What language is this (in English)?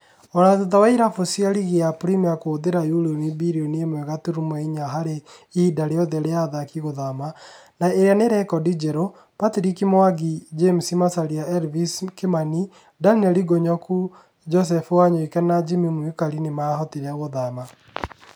Kikuyu